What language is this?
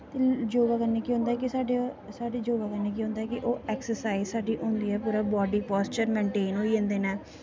Dogri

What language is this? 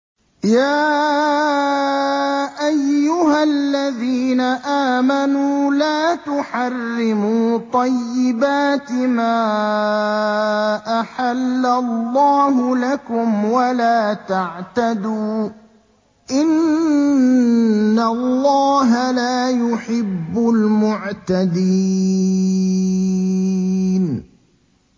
Arabic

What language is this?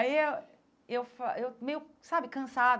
Portuguese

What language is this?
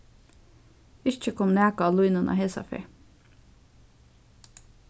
Faroese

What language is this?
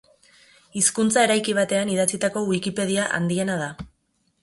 Basque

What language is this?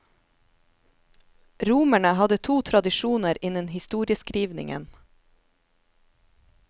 Norwegian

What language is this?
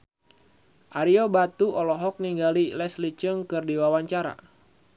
Sundanese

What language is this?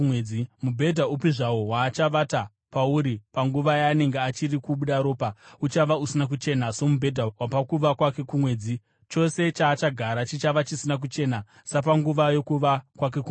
Shona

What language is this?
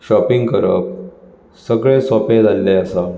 Konkani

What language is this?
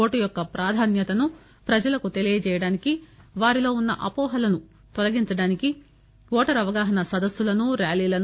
Telugu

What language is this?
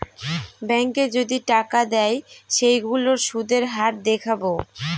Bangla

